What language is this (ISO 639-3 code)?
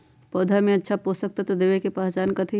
mag